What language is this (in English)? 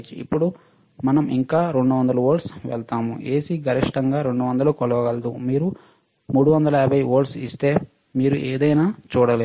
Telugu